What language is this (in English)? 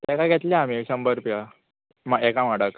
Konkani